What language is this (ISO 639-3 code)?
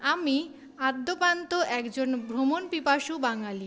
ben